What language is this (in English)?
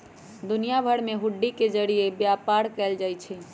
Magahi